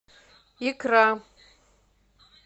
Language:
Russian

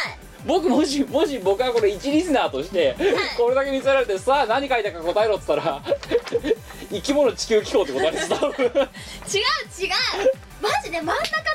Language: Japanese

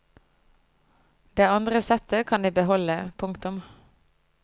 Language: Norwegian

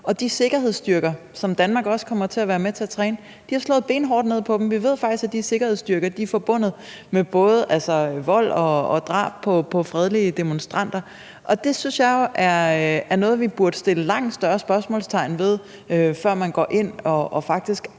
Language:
Danish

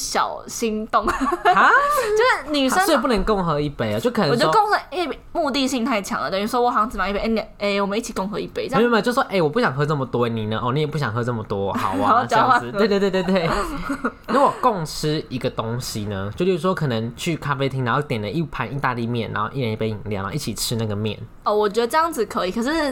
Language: Chinese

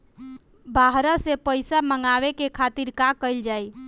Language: Bhojpuri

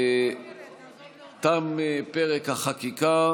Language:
Hebrew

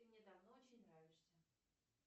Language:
Russian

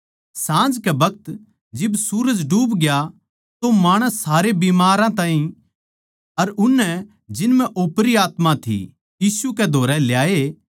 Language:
Haryanvi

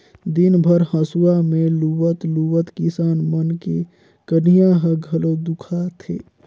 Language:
Chhattisgarhi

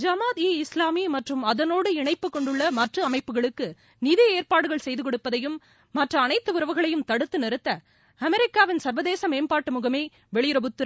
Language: Tamil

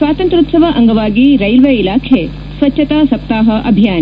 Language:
Kannada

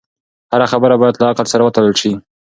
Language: Pashto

